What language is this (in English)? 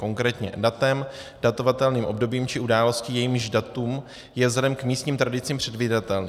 Czech